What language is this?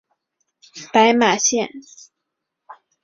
Chinese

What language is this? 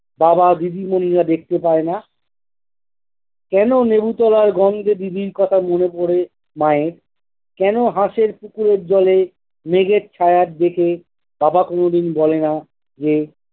Bangla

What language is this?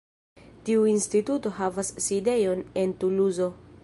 Esperanto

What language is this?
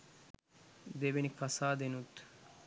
Sinhala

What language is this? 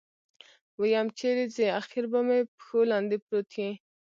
Pashto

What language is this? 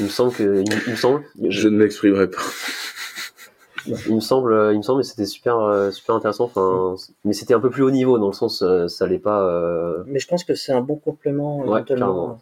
French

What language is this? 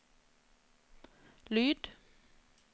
Norwegian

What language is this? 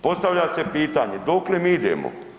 Croatian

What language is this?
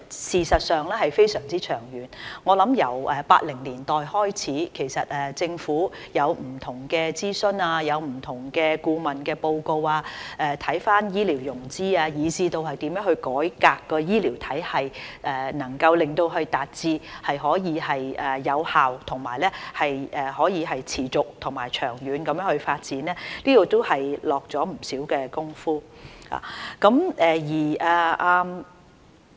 Cantonese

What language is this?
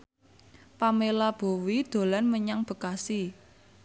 Javanese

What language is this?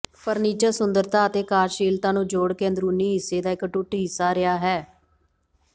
Punjabi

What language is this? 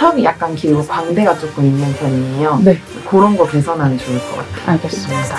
Korean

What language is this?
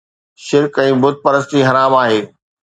Sindhi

